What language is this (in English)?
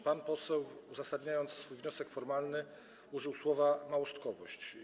Polish